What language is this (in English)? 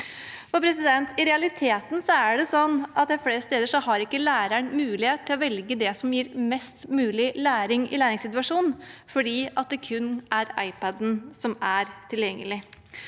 Norwegian